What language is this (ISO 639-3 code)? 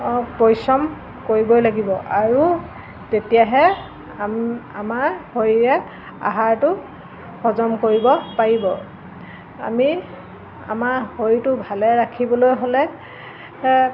asm